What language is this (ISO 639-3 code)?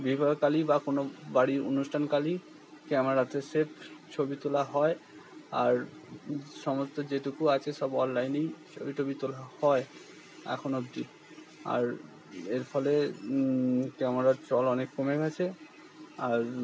ben